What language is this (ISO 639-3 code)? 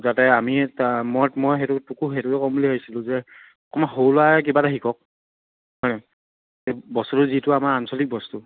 asm